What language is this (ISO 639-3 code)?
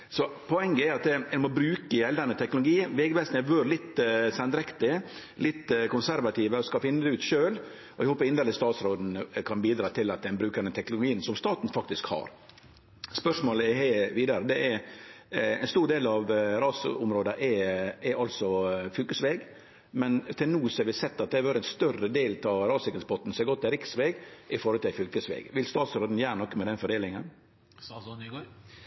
nno